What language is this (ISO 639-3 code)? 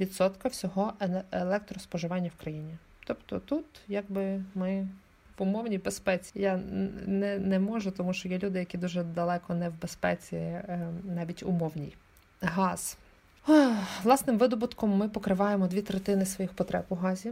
ukr